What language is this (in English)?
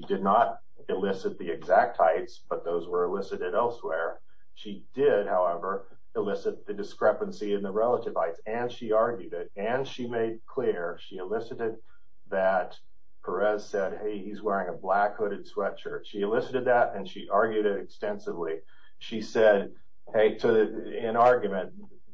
English